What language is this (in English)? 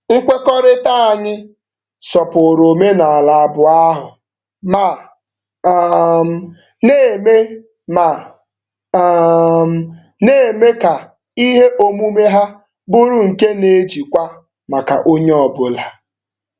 Igbo